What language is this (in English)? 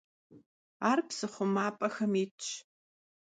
Kabardian